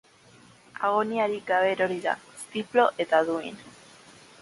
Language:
Basque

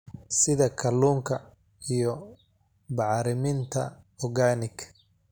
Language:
Somali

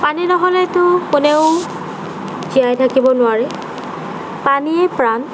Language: Assamese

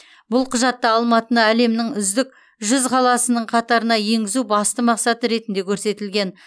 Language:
Kazakh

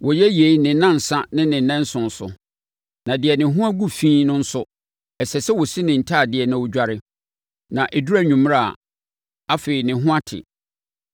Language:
Akan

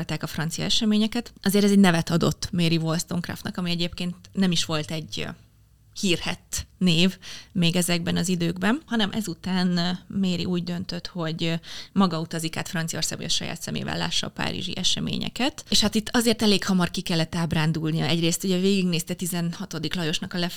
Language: Hungarian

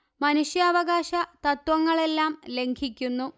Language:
Malayalam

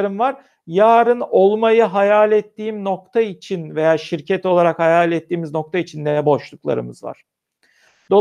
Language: Turkish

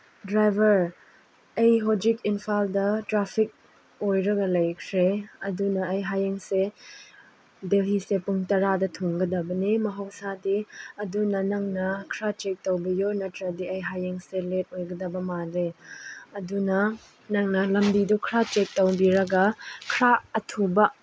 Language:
Manipuri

